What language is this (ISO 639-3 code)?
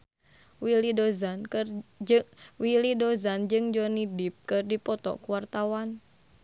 sun